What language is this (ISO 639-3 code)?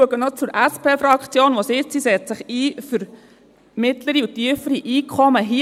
gsw